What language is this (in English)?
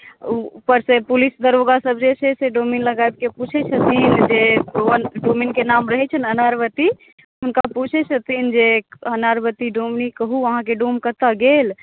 Maithili